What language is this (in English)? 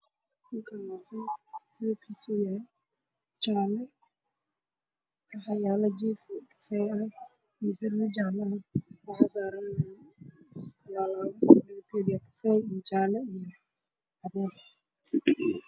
Somali